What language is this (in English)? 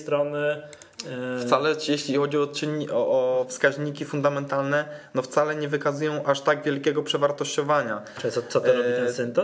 Polish